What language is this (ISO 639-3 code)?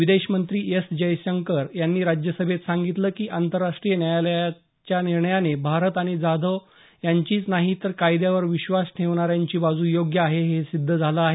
mar